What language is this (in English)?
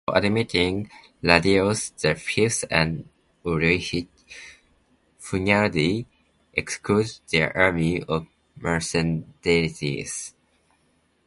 English